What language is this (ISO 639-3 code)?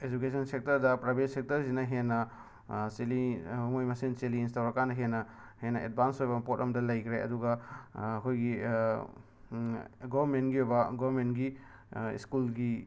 mni